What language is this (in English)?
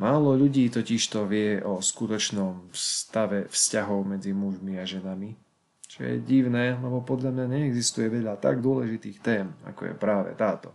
Slovak